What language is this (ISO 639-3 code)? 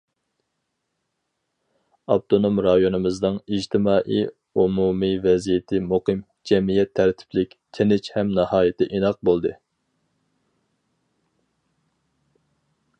uig